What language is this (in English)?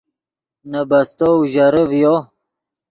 Yidgha